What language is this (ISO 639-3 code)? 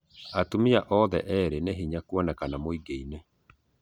kik